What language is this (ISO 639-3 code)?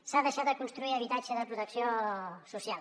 cat